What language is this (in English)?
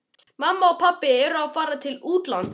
Icelandic